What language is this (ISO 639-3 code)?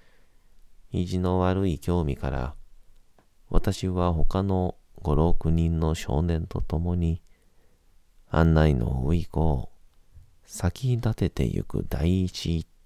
jpn